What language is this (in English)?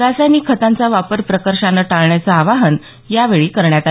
Marathi